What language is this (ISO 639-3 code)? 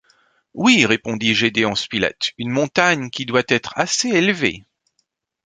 fra